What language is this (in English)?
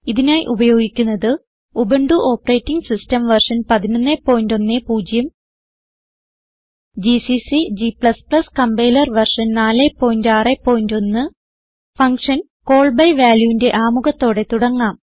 Malayalam